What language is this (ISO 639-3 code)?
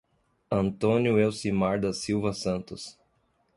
por